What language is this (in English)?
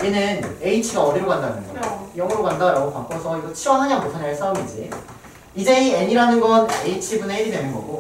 Korean